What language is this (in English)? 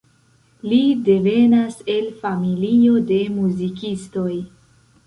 Esperanto